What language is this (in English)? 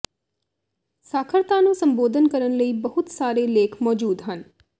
Punjabi